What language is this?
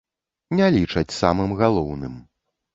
Belarusian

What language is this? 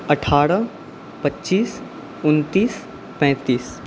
Maithili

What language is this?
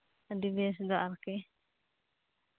Santali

